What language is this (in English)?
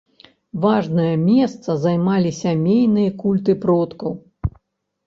Belarusian